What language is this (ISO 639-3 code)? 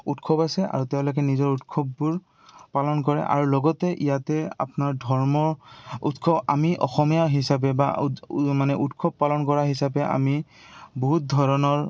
asm